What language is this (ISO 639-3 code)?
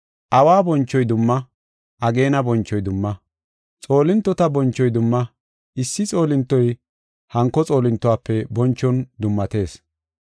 gof